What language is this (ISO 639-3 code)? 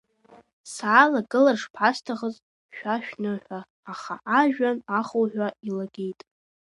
abk